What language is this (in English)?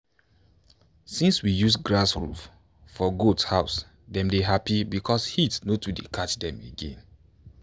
Nigerian Pidgin